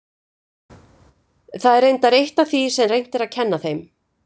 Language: Icelandic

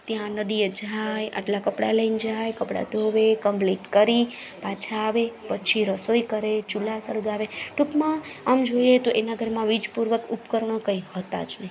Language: Gujarati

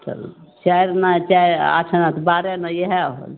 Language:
Maithili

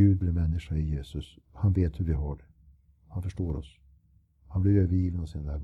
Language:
Swedish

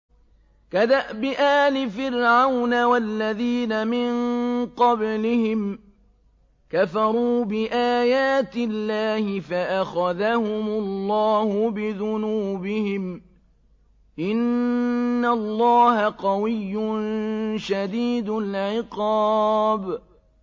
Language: Arabic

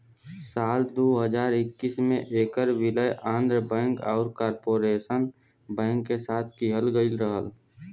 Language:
Bhojpuri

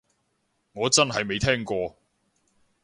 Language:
Cantonese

